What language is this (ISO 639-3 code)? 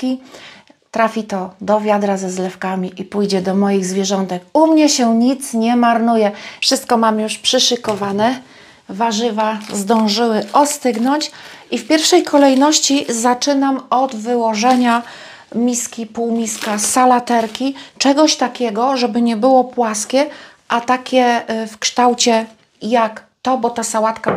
pol